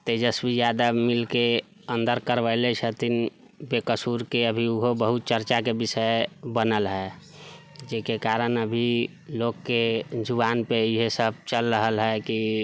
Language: Maithili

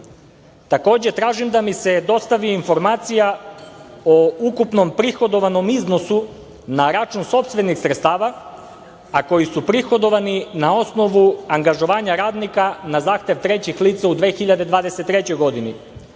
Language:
Serbian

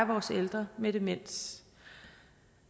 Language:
Danish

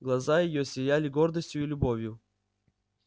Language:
Russian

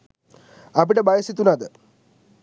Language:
Sinhala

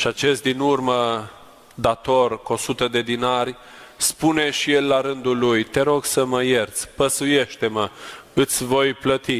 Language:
Romanian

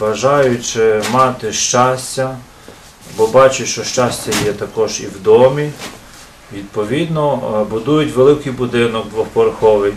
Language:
Ukrainian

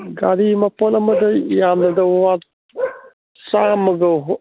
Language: Manipuri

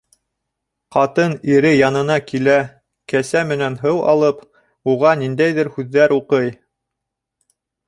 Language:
Bashkir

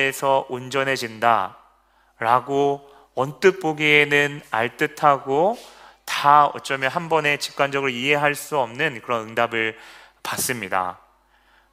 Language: Korean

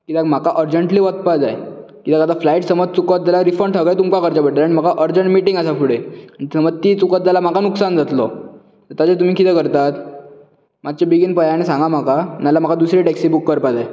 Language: Konkani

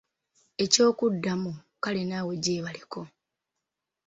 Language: Ganda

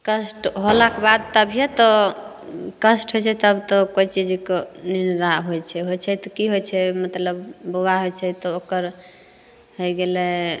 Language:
Maithili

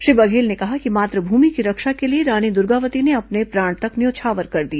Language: Hindi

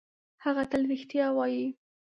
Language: Pashto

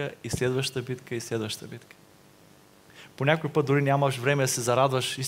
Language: Bulgarian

